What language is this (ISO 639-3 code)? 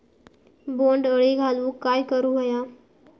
mar